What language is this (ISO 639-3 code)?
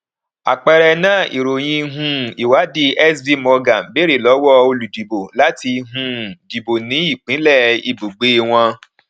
yor